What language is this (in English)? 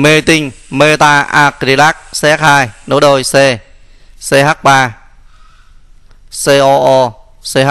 Vietnamese